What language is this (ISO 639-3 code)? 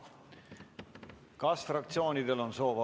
est